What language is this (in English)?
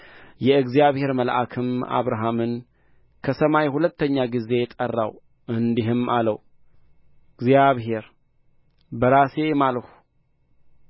Amharic